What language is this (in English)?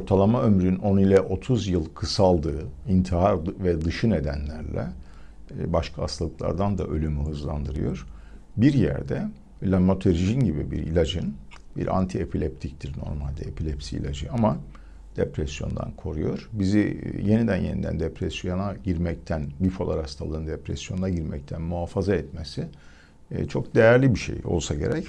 Turkish